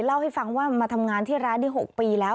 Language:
Thai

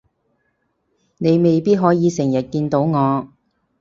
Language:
Cantonese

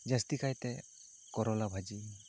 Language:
Santali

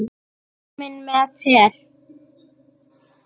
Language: Icelandic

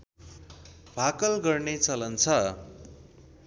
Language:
Nepali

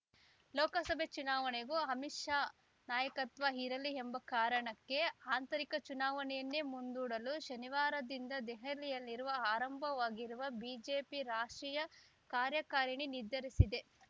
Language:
Kannada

